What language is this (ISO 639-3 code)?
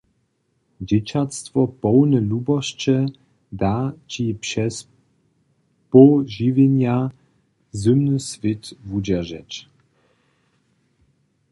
hsb